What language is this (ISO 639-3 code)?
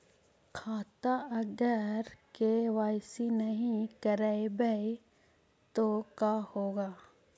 mag